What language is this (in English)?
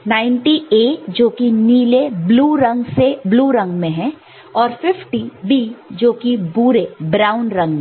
Hindi